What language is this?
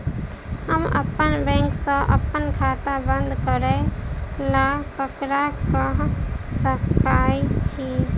Maithili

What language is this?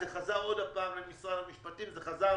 Hebrew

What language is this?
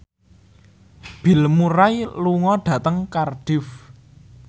Javanese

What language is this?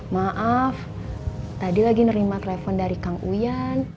Indonesian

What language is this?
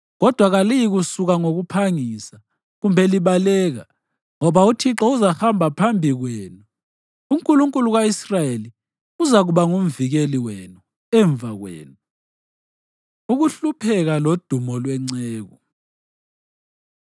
North Ndebele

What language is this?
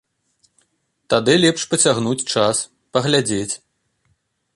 Belarusian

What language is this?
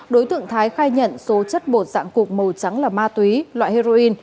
Vietnamese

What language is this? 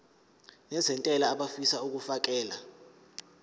Zulu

